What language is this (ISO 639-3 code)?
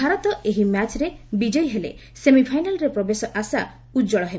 ori